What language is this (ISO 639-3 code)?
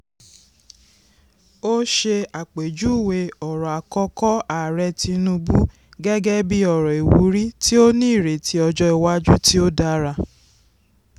yor